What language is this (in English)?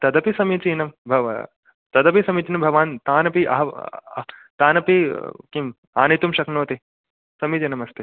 Sanskrit